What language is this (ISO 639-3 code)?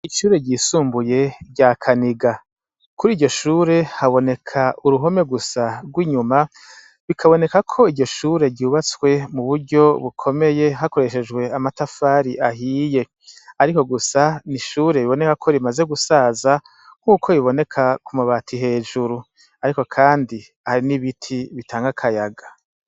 run